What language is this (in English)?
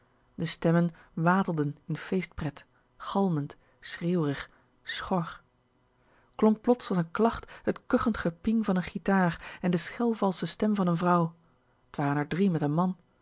Dutch